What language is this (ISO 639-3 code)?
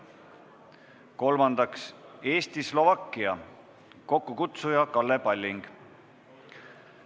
est